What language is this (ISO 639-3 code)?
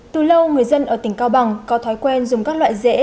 vie